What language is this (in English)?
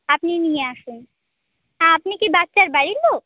Bangla